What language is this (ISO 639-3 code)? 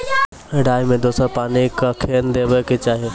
mai